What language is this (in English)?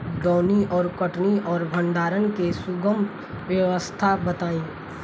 Bhojpuri